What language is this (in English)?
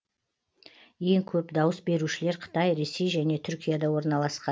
Kazakh